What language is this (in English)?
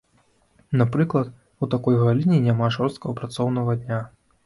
Belarusian